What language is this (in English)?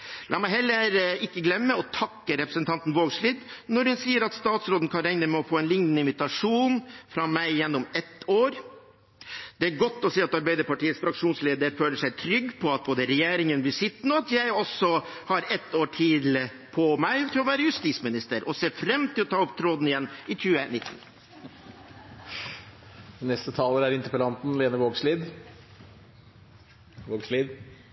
Norwegian